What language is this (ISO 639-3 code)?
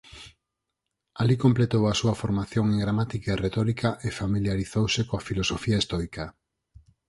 glg